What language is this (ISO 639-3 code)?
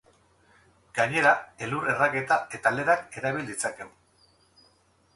eus